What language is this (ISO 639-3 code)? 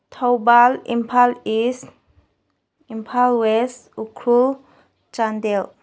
mni